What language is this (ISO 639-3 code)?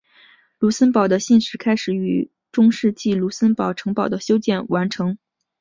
zho